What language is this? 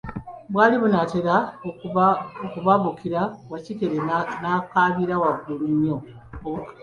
Ganda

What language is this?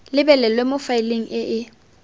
Tswana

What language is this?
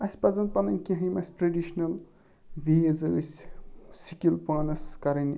Kashmiri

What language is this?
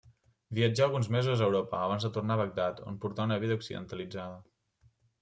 Catalan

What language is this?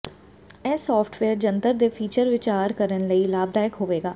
Punjabi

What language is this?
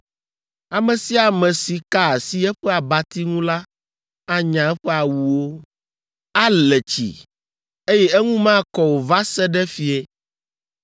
Ewe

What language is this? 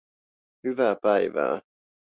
Finnish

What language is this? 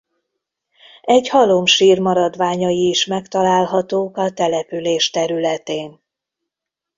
Hungarian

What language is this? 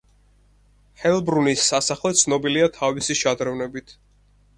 Georgian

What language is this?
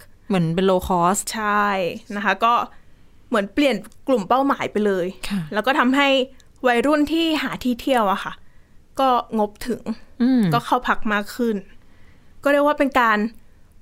Thai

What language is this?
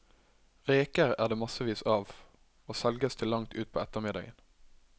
Norwegian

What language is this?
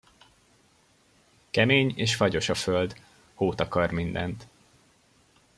Hungarian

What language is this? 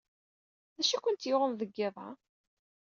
Kabyle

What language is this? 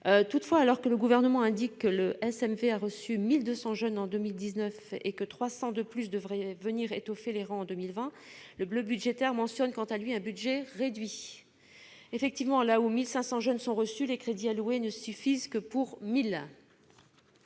French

